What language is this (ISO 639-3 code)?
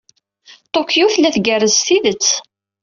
kab